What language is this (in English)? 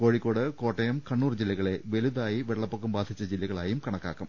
Malayalam